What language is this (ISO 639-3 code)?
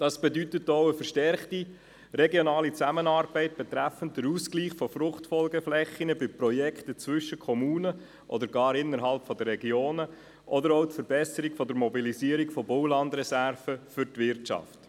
gsw